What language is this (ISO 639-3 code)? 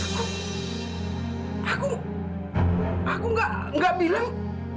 ind